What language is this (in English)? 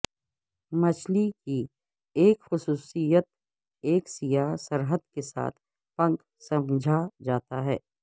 Urdu